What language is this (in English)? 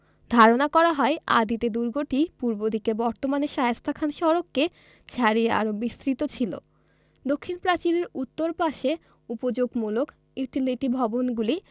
Bangla